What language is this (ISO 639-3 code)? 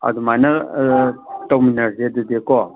mni